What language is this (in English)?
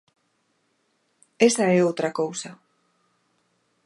Galician